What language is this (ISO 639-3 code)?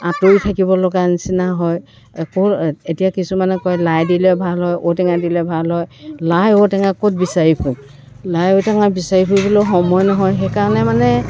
asm